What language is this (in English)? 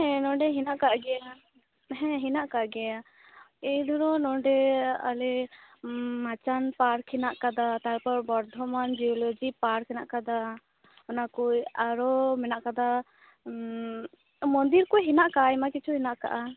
Santali